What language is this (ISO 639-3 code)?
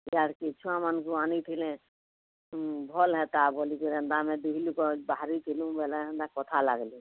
ori